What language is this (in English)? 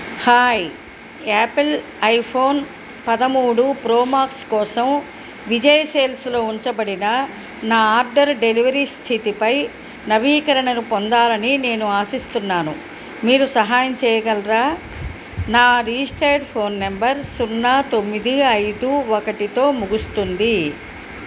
Telugu